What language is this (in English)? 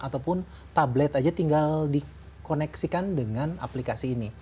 Indonesian